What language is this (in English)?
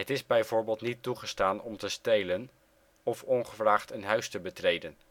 Dutch